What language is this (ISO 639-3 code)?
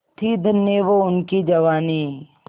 hin